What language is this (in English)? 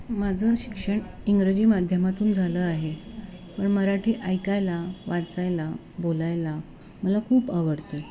Marathi